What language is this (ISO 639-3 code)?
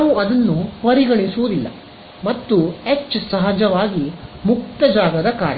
kan